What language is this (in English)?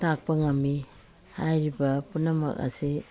Manipuri